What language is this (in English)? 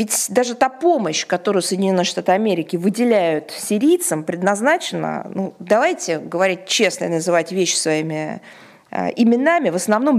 Russian